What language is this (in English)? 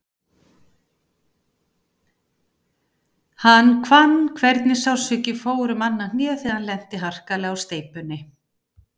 Icelandic